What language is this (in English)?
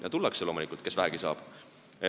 Estonian